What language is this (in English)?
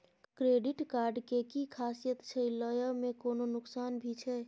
Maithili